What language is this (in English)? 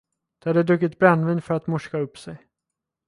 Swedish